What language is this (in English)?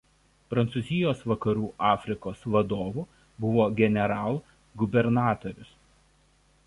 Lithuanian